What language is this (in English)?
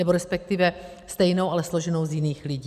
Czech